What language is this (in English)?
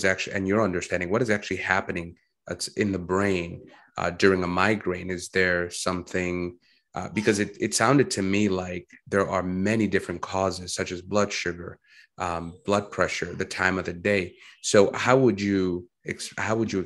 English